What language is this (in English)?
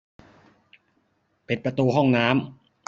Thai